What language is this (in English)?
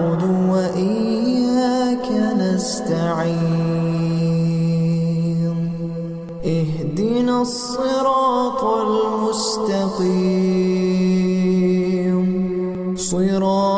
Arabic